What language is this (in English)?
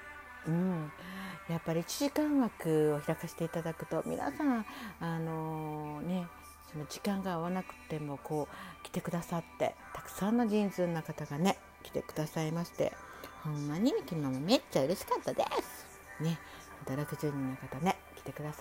Japanese